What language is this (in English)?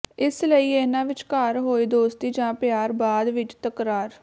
Punjabi